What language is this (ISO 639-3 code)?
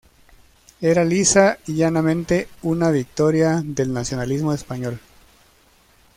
spa